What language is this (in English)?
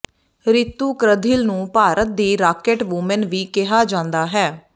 Punjabi